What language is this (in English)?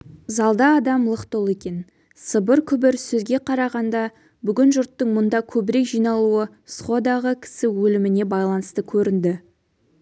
Kazakh